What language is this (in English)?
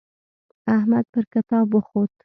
Pashto